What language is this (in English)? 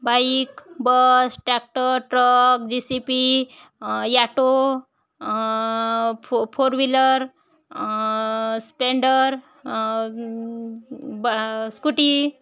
Marathi